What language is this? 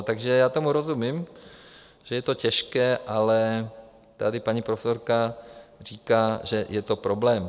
Czech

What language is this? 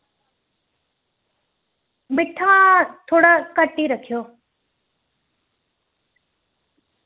Dogri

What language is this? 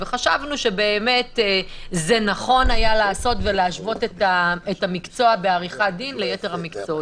Hebrew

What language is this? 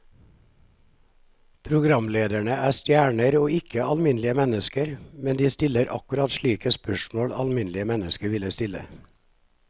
Norwegian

